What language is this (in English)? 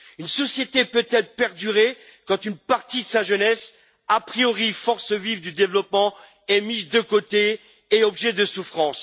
French